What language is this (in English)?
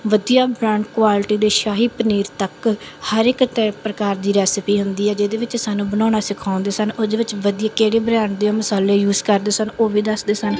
Punjabi